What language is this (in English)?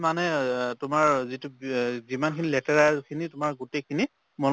Assamese